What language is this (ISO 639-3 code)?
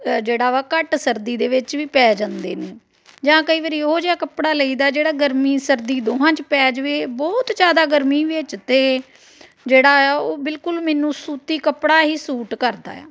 pan